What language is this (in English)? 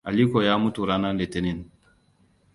Hausa